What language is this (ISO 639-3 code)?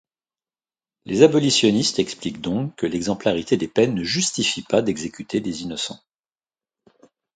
fra